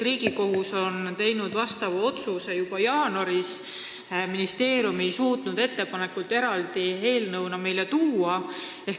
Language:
Estonian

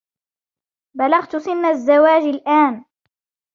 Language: Arabic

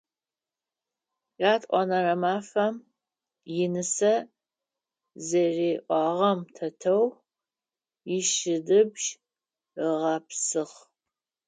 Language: Adyghe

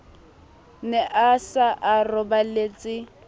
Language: Southern Sotho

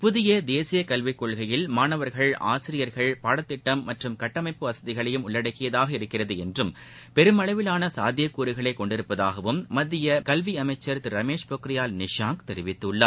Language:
Tamil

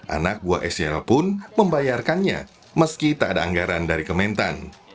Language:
Indonesian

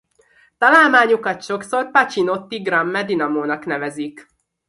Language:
Hungarian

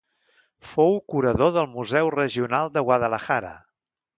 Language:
Catalan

